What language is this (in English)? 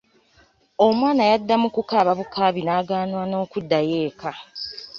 Ganda